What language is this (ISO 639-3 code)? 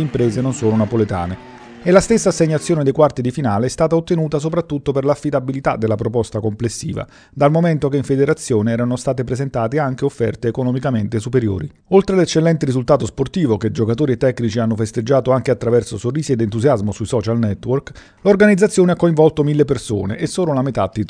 ita